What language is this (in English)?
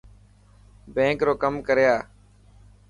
Dhatki